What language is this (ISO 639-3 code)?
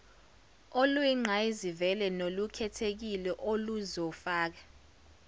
zul